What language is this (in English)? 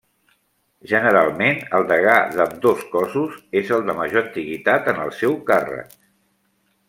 Catalan